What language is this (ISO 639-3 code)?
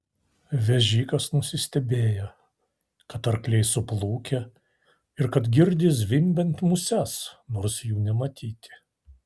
lit